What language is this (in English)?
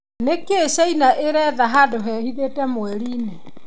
Kikuyu